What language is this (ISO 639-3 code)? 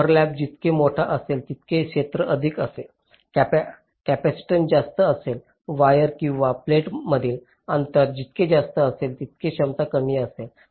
mar